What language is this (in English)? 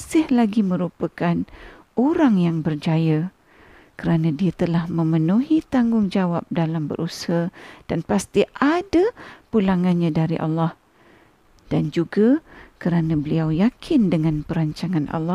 Malay